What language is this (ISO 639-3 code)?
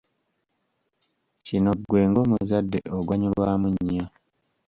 lug